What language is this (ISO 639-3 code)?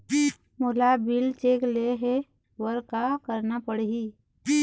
hne